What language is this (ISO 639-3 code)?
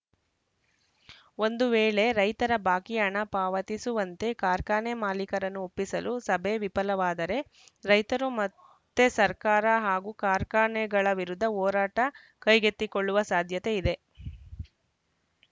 kan